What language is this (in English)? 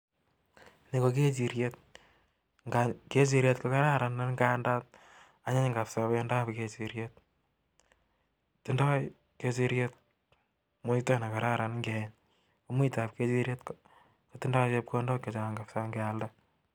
Kalenjin